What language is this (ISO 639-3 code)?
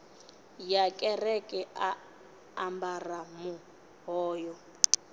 ven